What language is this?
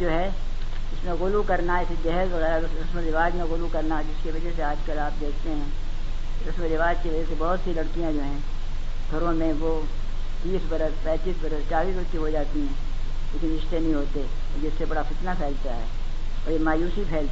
Urdu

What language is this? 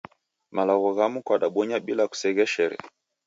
Taita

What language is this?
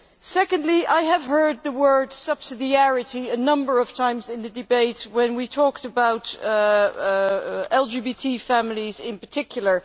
English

